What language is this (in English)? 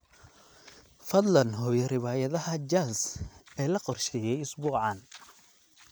Somali